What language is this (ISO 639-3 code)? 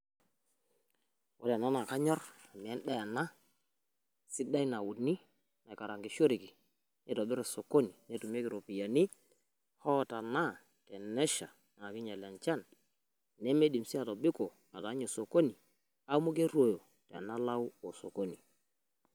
mas